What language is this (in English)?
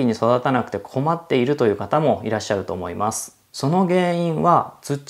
Japanese